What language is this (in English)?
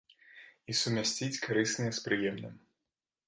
Belarusian